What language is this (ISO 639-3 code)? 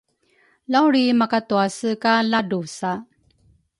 dru